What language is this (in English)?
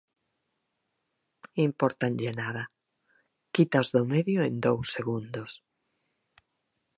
Galician